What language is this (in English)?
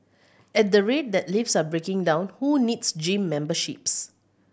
English